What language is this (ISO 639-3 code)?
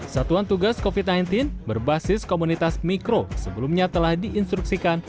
ind